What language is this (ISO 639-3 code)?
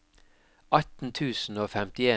nor